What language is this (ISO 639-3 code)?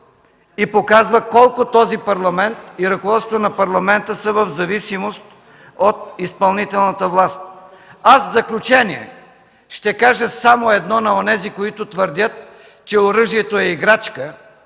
bul